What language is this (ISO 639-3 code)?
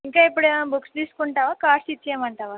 tel